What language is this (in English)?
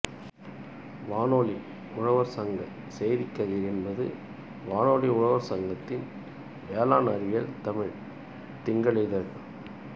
Tamil